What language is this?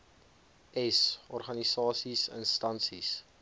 Afrikaans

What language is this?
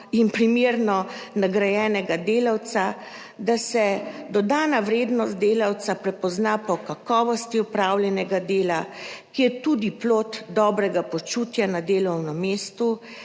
Slovenian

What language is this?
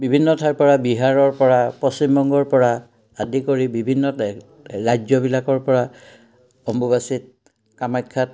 Assamese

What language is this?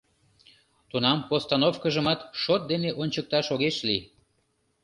Mari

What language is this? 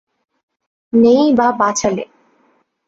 Bangla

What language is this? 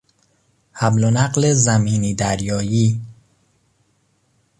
Persian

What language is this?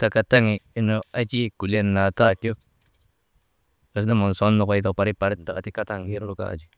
Maba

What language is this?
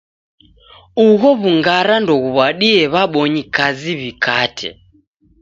Taita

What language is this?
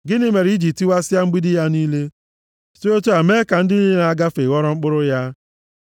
Igbo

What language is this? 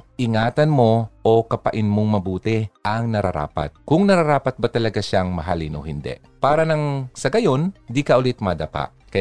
Filipino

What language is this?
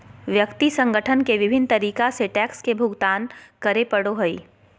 Magahi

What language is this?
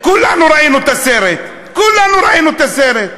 Hebrew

